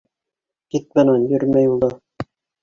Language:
Bashkir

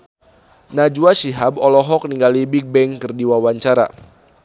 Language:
Sundanese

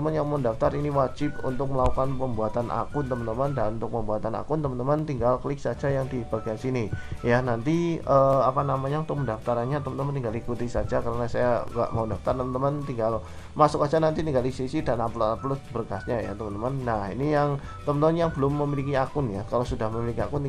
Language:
Indonesian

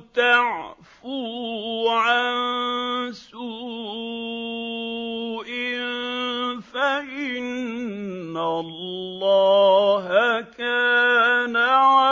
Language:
Arabic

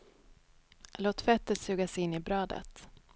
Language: Swedish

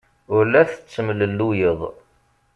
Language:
Kabyle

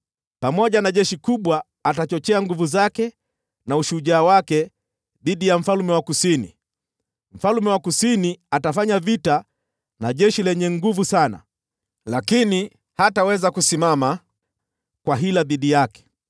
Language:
Swahili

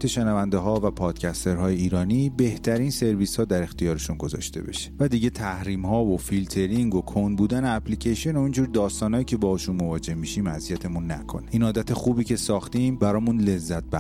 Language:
Persian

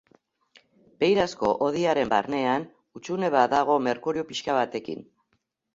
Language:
Basque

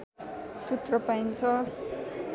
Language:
Nepali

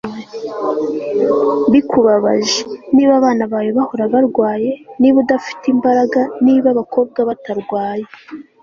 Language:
Kinyarwanda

